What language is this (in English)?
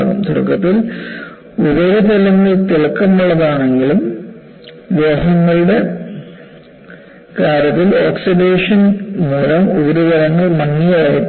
Malayalam